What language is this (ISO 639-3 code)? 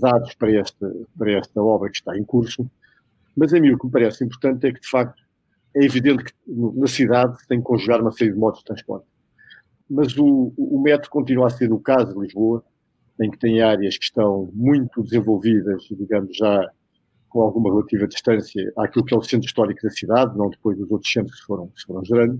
por